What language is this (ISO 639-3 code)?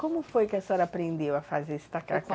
por